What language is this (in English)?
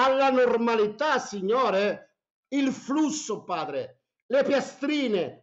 Italian